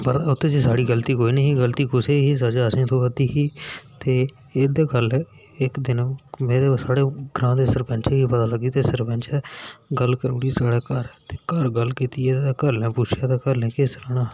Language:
Dogri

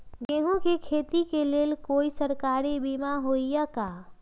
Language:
Magahi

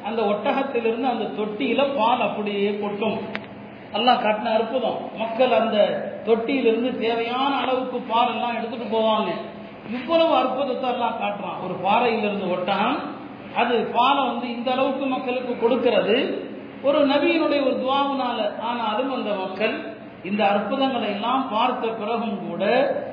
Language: Tamil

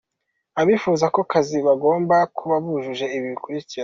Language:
Kinyarwanda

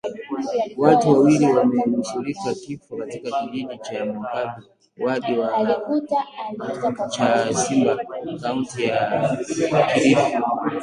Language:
Swahili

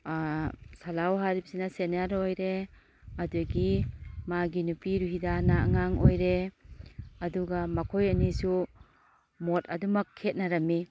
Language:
Manipuri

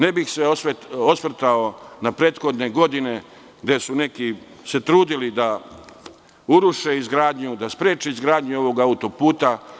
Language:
Serbian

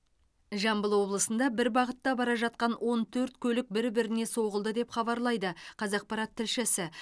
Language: Kazakh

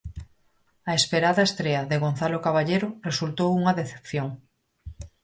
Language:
Galician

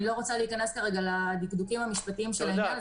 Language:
Hebrew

